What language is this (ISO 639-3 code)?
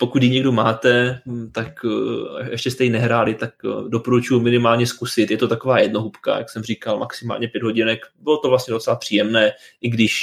ces